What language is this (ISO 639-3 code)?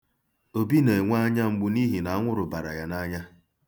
ibo